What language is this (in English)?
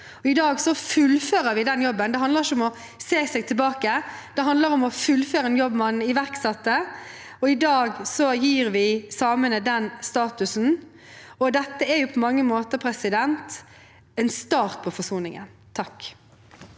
Norwegian